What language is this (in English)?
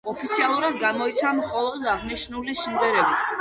Georgian